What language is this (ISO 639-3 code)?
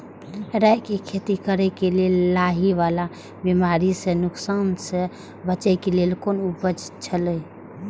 mai